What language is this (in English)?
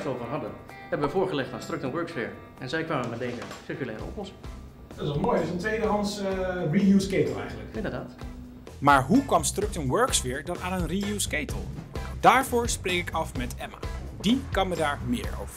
Dutch